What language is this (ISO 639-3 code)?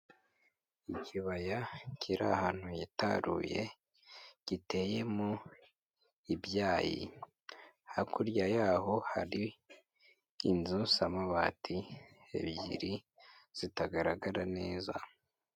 kin